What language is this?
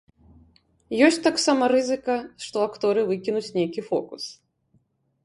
Belarusian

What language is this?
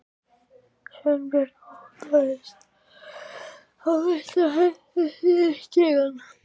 Icelandic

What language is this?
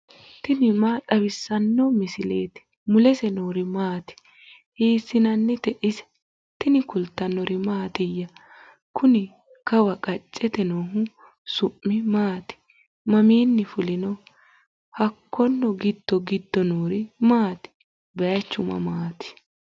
Sidamo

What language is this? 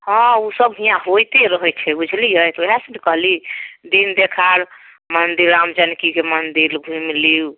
Maithili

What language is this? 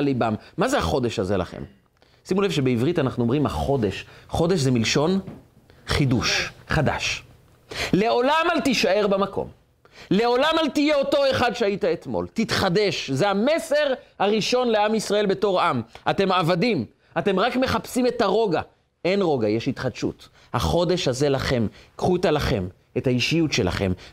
Hebrew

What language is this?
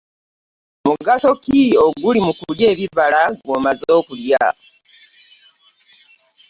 Ganda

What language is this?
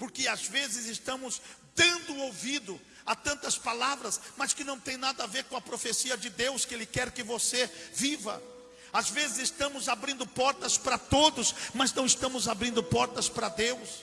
Portuguese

